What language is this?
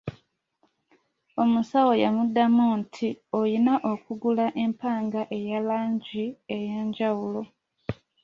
Ganda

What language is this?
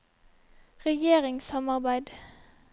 Norwegian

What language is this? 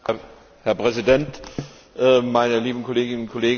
German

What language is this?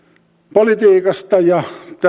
Finnish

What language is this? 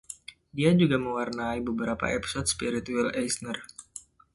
Indonesian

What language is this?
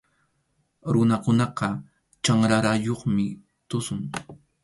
Arequipa-La Unión Quechua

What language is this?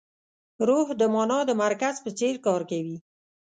Pashto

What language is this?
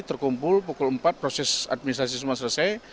Indonesian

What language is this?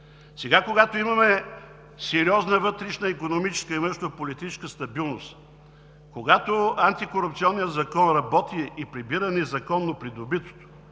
Bulgarian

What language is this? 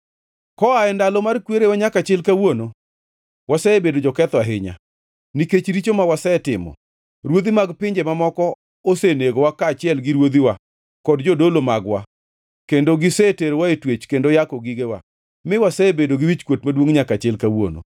Luo (Kenya and Tanzania)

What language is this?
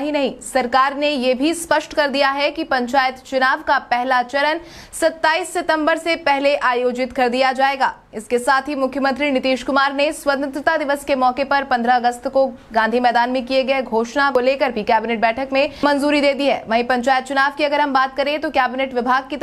Hindi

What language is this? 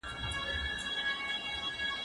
Pashto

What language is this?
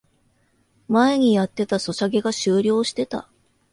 Japanese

